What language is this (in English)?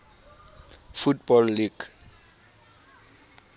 Southern Sotho